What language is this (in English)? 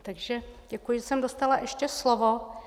Czech